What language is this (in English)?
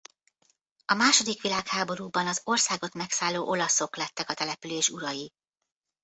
Hungarian